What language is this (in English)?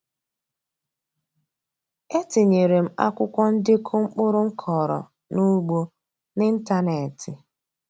Igbo